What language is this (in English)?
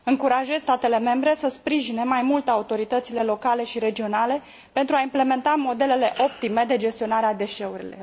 Romanian